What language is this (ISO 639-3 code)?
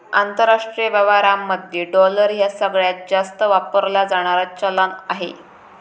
mar